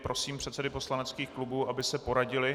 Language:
Czech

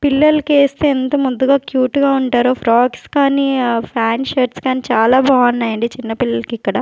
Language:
Telugu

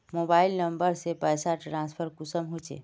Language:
Magahi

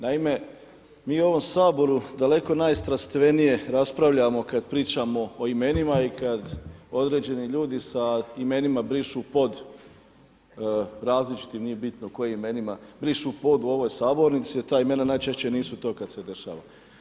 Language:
Croatian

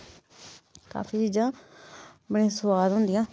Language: Dogri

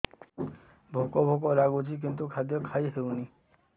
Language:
Odia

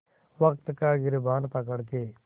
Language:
Hindi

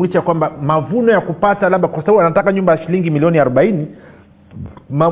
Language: Swahili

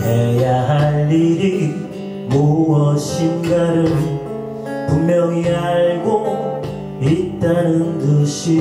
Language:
Korean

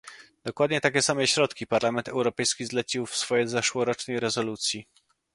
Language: Polish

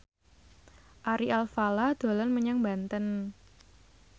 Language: Javanese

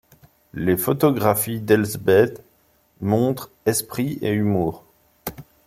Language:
French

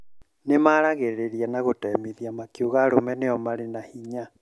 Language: Kikuyu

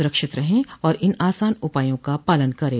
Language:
Hindi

